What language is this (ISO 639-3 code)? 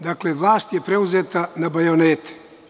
srp